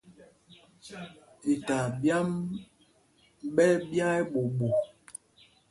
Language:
Mpumpong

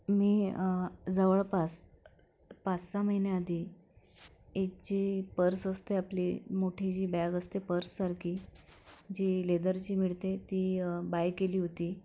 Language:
Marathi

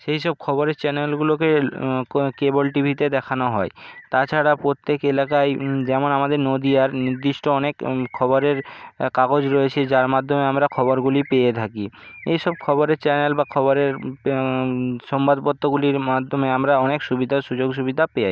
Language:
Bangla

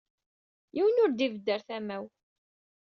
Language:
Kabyle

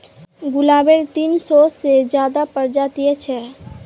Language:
Magahi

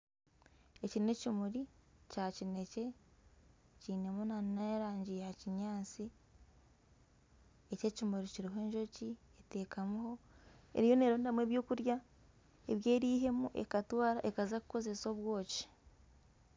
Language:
Nyankole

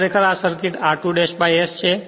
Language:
Gujarati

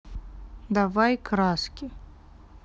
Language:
Russian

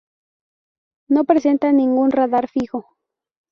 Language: Spanish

